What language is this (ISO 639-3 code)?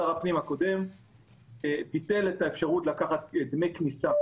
heb